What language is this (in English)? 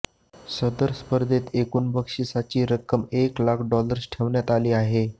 Marathi